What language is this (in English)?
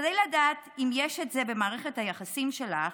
Hebrew